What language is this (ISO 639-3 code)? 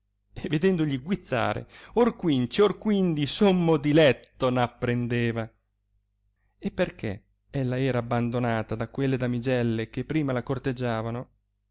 ita